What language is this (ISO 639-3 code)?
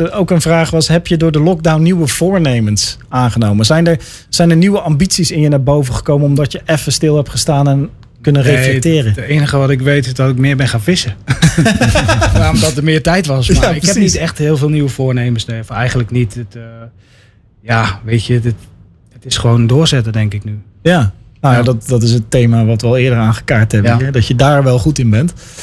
nld